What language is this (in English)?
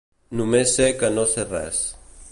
Catalan